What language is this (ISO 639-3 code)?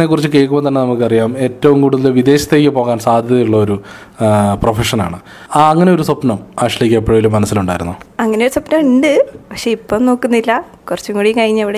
mal